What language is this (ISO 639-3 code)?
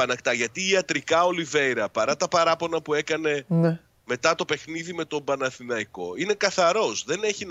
ell